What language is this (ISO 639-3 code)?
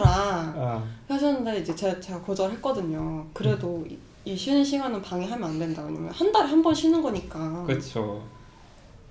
kor